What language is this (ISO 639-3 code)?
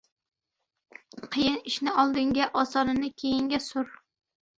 uzb